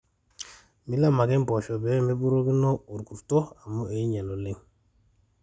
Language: Masai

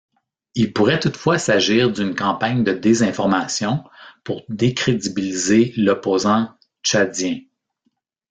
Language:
French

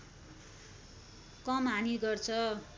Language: Nepali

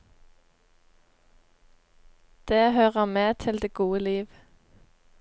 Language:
Norwegian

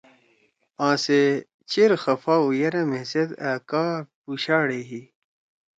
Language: Torwali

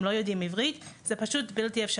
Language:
Hebrew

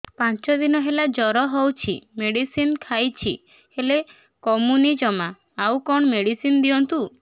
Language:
Odia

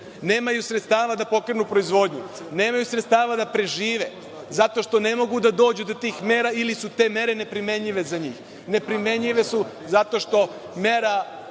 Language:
Serbian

